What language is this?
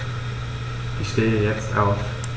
German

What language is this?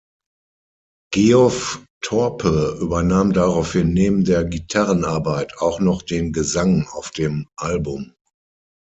German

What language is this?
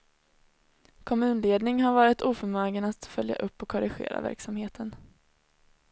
Swedish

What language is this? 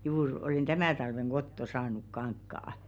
Finnish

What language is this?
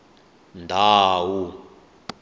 Tsonga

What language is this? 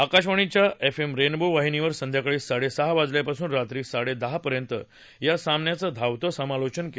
Marathi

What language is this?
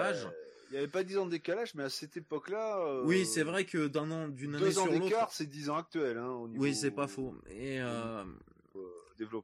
French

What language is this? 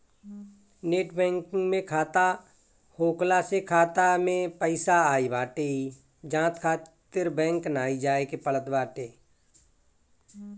Bhojpuri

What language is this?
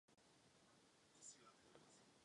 Czech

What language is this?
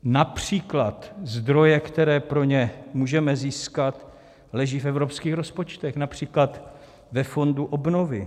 Czech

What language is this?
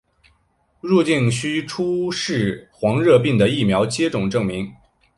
Chinese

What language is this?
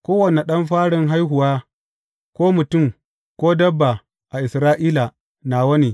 Hausa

